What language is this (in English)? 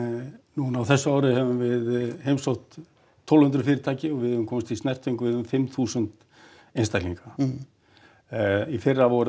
Icelandic